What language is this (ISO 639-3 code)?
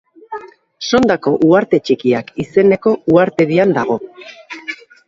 eus